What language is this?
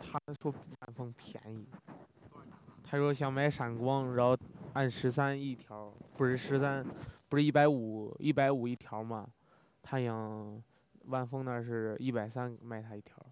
Chinese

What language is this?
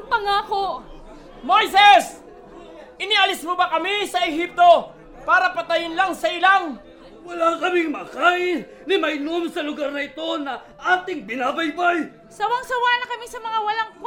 Filipino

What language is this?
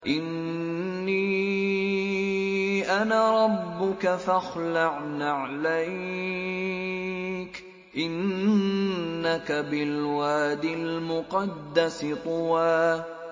Arabic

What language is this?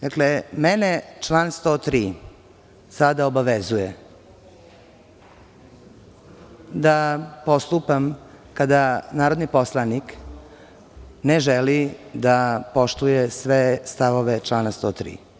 Serbian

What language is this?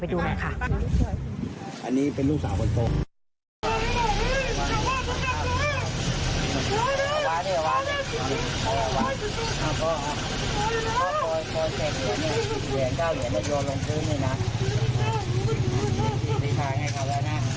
Thai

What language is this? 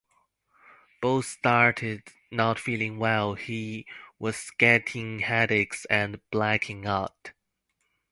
English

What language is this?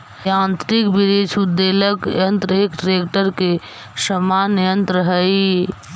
Magahi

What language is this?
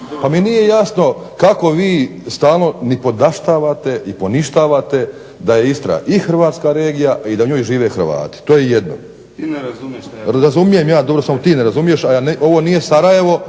Croatian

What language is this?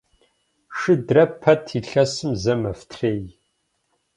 Kabardian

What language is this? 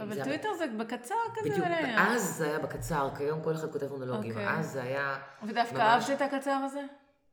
Hebrew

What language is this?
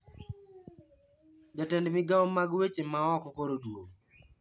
Luo (Kenya and Tanzania)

